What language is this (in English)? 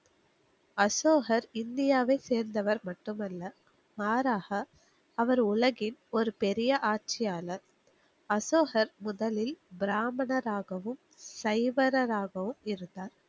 Tamil